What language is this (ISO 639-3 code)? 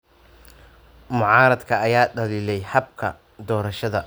som